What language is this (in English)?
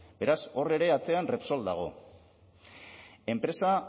Basque